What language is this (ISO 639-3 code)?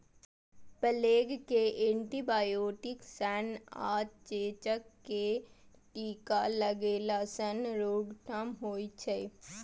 mai